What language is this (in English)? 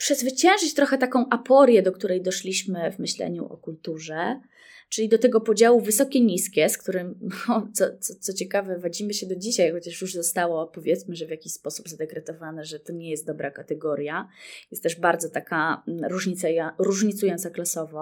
Polish